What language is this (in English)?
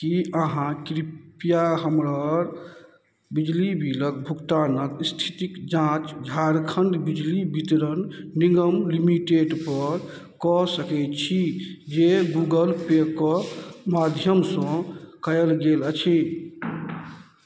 Maithili